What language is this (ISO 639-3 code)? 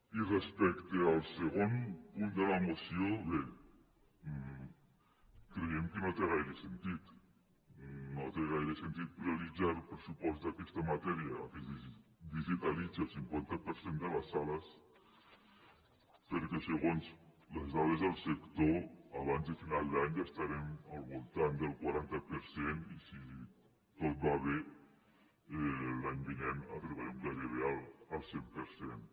cat